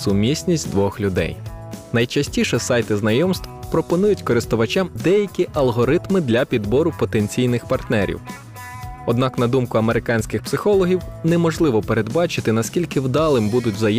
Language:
Ukrainian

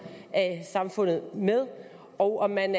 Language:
Danish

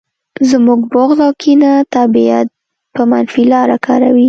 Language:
Pashto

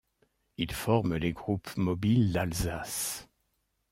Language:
French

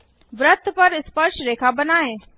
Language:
Hindi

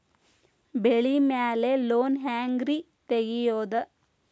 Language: Kannada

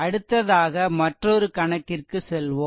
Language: Tamil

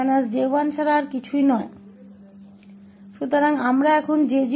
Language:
Hindi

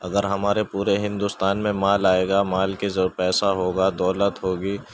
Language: Urdu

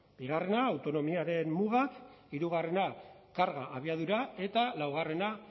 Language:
Basque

